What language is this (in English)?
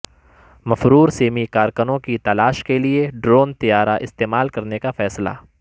Urdu